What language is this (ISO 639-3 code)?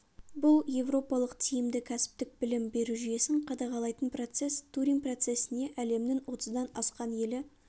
kaz